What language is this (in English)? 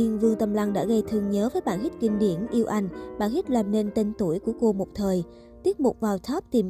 Vietnamese